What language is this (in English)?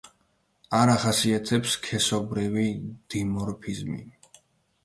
Georgian